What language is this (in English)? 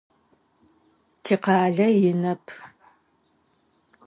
Adyghe